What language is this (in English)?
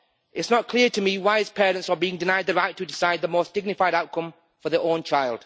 English